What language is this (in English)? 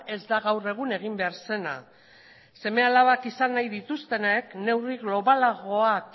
Basque